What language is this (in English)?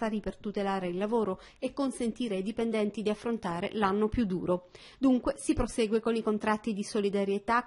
Italian